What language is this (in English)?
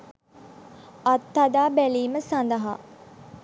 Sinhala